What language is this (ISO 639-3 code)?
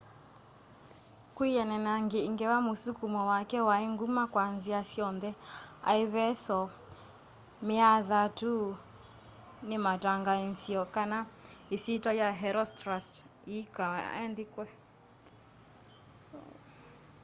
kam